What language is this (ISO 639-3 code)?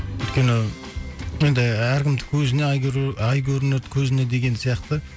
kaz